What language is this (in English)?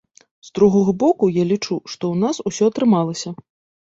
Belarusian